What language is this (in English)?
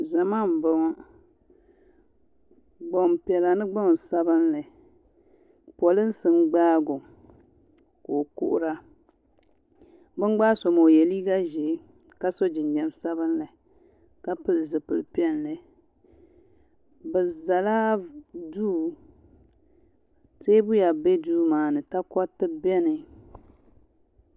Dagbani